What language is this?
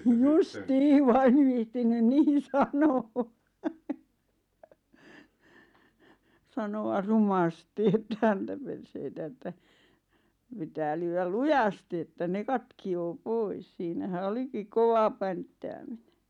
Finnish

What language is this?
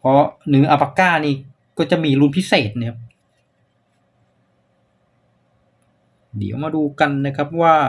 Thai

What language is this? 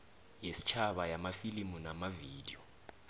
South Ndebele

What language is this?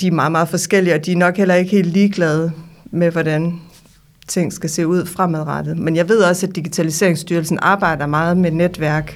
Danish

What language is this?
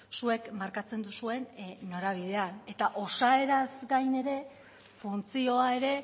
Basque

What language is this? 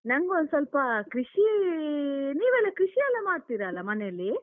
Kannada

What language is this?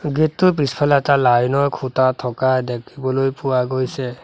Assamese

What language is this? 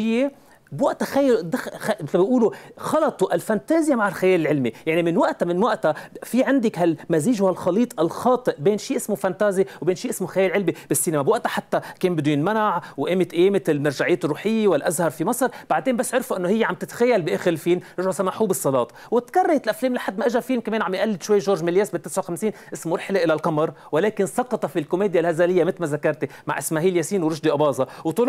Arabic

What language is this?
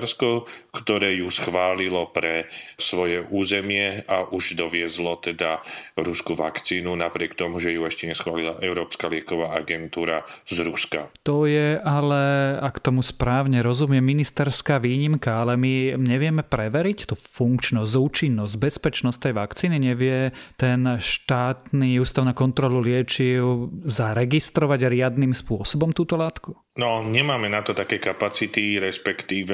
Slovak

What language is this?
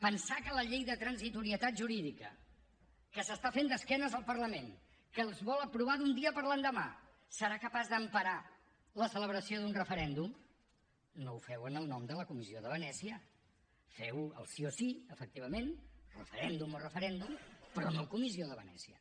Catalan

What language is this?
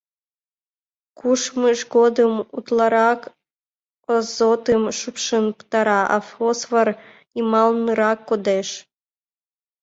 Mari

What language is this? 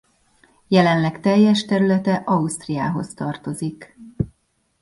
Hungarian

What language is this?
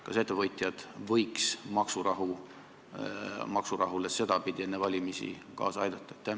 Estonian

